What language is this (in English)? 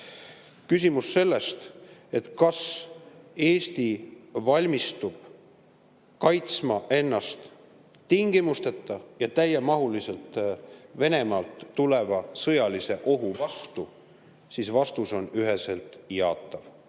Estonian